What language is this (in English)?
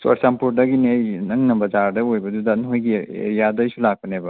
Manipuri